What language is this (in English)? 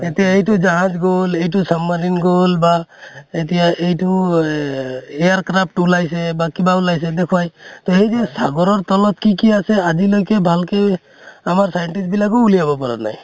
Assamese